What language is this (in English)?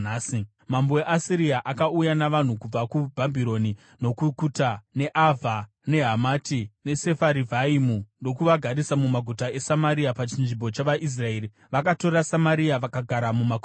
Shona